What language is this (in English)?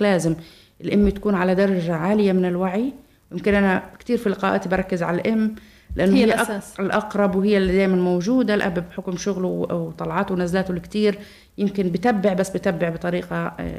Arabic